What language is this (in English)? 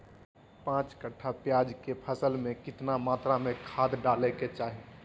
Magahi